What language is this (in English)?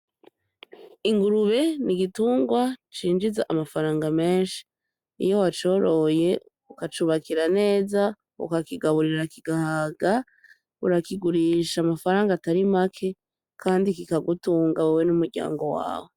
Rundi